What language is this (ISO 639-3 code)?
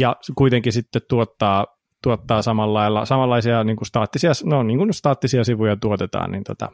fin